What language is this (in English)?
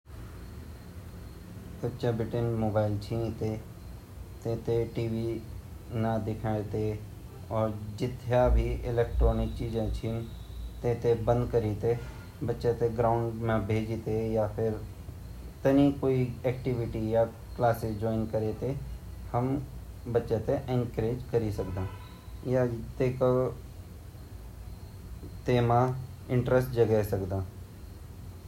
Garhwali